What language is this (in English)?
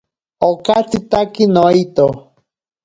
Ashéninka Perené